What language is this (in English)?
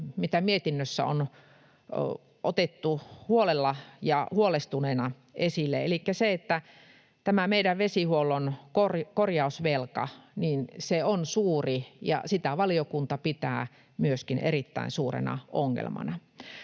Finnish